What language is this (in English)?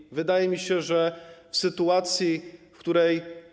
Polish